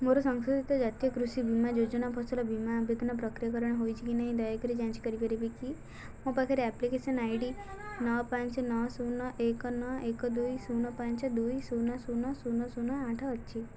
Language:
Odia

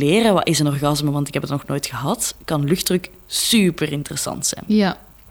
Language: Dutch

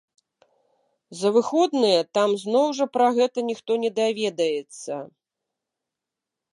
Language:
Belarusian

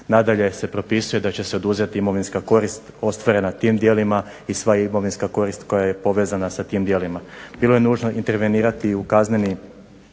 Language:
Croatian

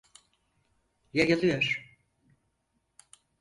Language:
Turkish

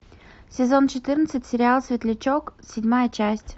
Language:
Russian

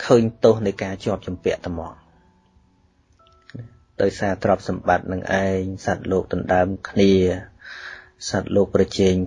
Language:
Vietnamese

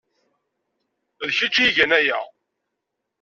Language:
Kabyle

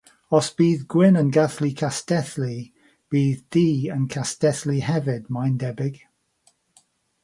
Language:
Welsh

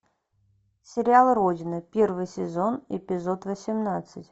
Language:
Russian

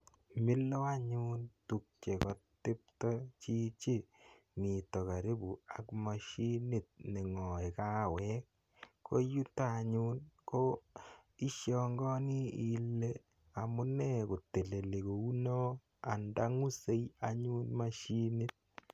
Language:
Kalenjin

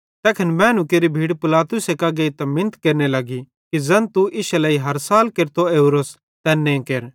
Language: Bhadrawahi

